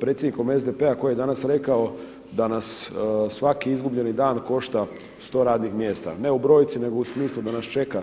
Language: Croatian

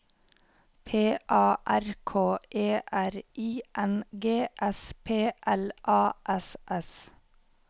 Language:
Norwegian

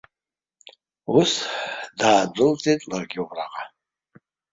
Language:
Abkhazian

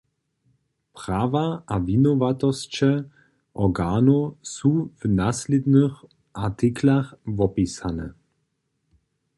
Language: Upper Sorbian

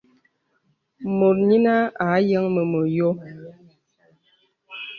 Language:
Bebele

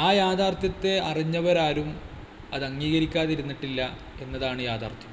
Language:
Malayalam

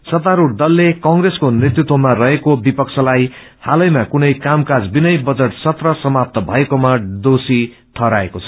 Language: Nepali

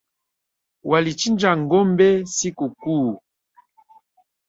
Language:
Swahili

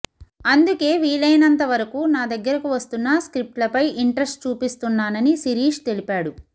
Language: Telugu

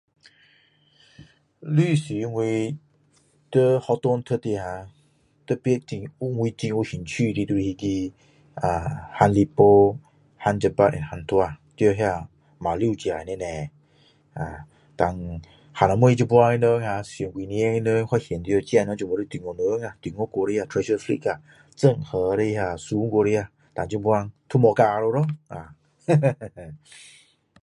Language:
Min Dong Chinese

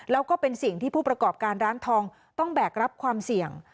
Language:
Thai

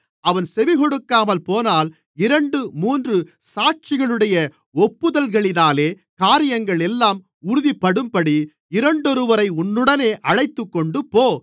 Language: Tamil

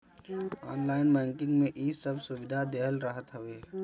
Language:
Bhojpuri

